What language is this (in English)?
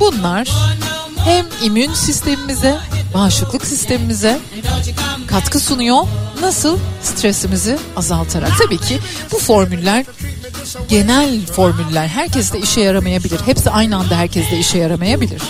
Turkish